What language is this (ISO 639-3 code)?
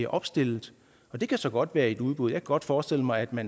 dan